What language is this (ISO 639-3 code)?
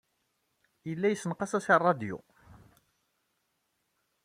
kab